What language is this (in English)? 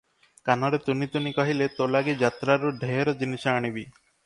Odia